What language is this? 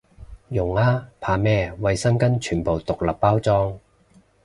Cantonese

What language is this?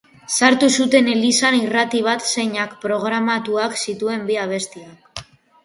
Basque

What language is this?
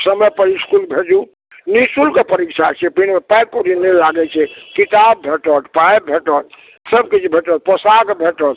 Maithili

